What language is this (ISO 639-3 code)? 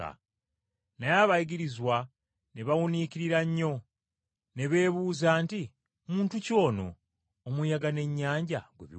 lug